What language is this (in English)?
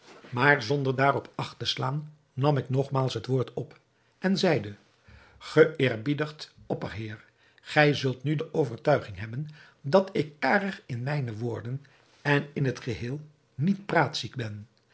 Dutch